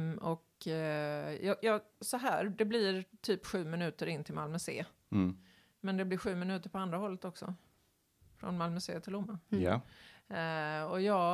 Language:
Swedish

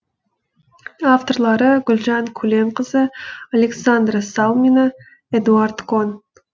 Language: Kazakh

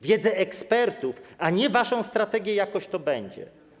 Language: Polish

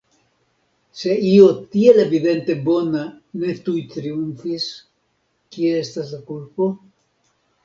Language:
Esperanto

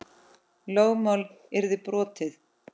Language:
Icelandic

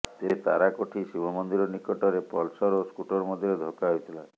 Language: Odia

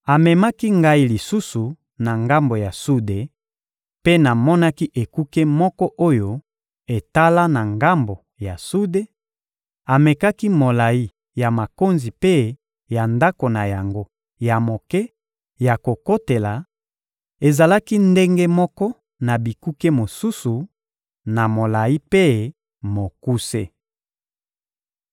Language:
Lingala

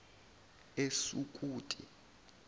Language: Zulu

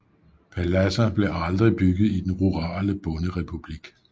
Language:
Danish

